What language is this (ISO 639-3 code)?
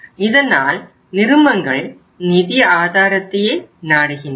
tam